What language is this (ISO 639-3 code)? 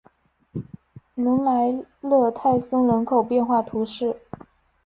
zho